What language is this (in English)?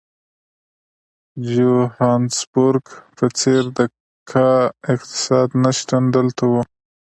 Pashto